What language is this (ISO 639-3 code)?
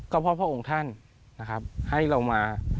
tha